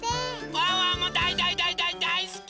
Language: Japanese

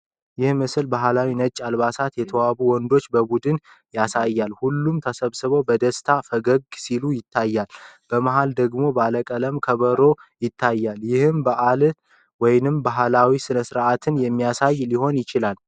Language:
Amharic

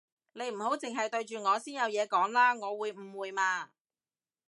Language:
Cantonese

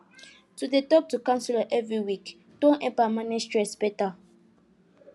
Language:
Nigerian Pidgin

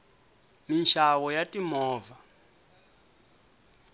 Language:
Tsonga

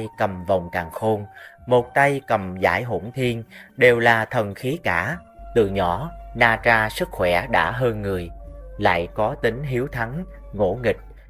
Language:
Vietnamese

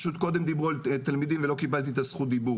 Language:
Hebrew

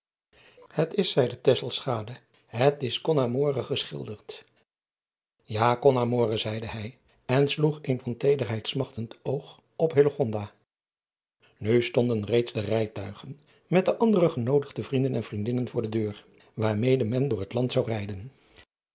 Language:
Dutch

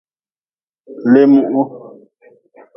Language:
Nawdm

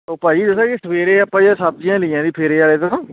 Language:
Punjabi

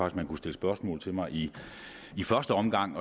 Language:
Danish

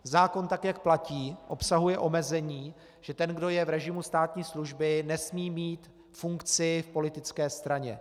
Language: Czech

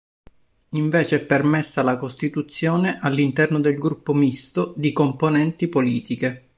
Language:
Italian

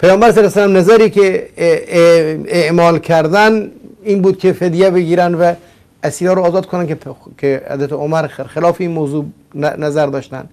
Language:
Persian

